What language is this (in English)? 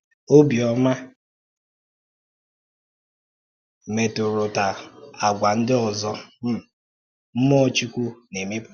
Igbo